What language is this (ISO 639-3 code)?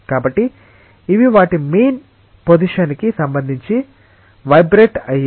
tel